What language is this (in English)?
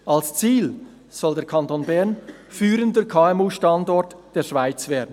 Swiss German